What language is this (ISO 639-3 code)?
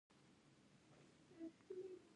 pus